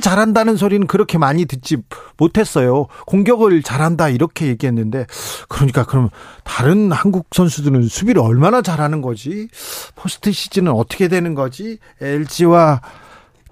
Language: Korean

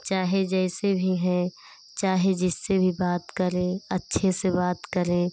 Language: Hindi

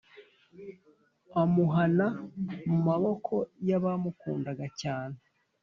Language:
Kinyarwanda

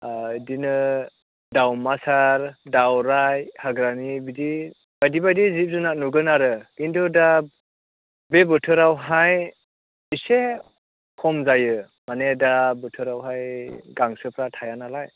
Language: Bodo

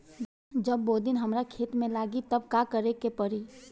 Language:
Bhojpuri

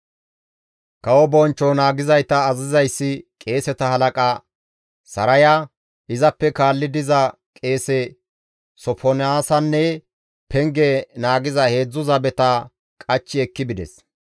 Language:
Gamo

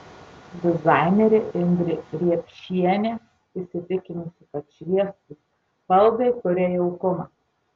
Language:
Lithuanian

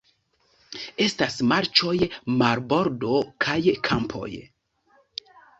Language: Esperanto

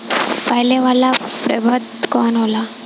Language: Bhojpuri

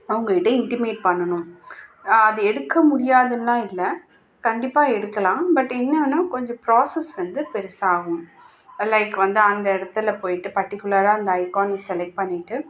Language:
Tamil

